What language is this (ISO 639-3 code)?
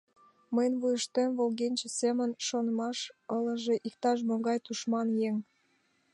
chm